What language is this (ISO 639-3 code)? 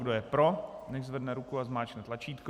ces